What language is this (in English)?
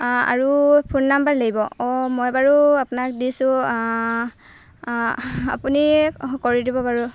Assamese